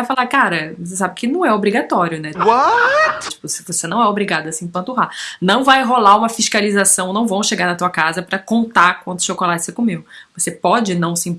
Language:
Portuguese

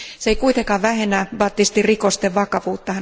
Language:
Finnish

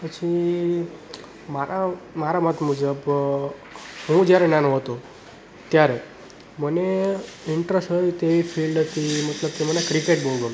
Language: Gujarati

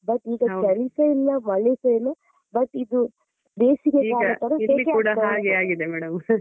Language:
Kannada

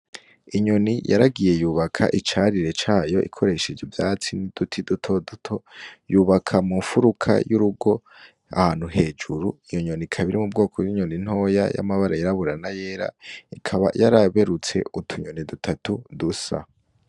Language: Rundi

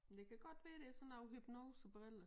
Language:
Danish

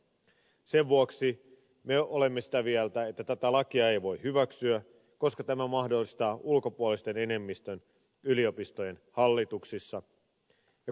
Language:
Finnish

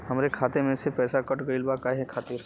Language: Bhojpuri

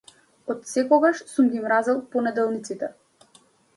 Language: Macedonian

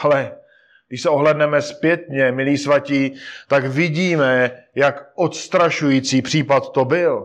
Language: Czech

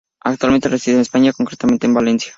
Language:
Spanish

